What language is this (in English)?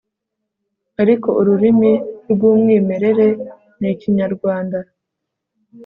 Kinyarwanda